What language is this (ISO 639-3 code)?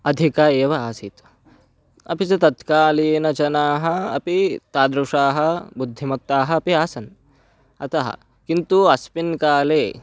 san